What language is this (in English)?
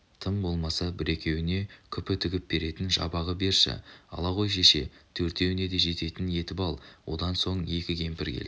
Kazakh